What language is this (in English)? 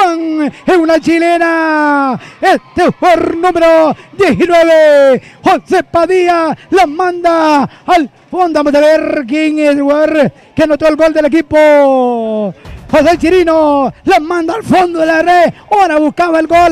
Spanish